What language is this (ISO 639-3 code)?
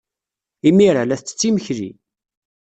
kab